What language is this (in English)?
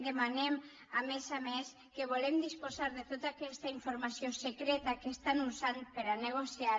Catalan